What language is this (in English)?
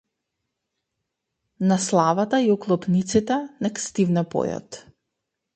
Macedonian